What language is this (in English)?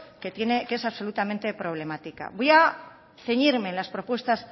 Spanish